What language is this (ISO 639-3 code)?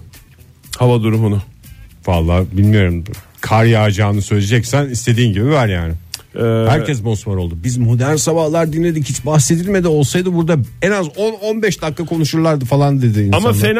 tur